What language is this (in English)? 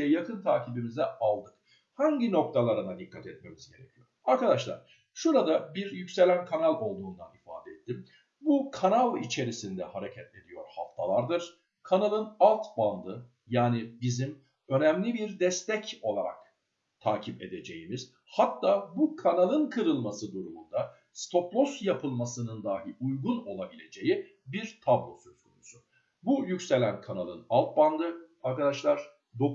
Turkish